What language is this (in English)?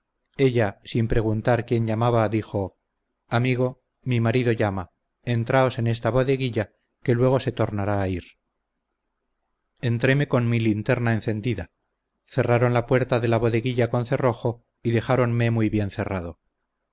Spanish